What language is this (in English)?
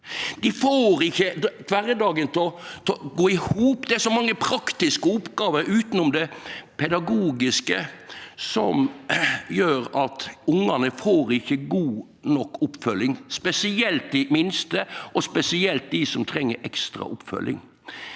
Norwegian